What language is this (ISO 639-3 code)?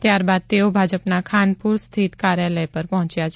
guj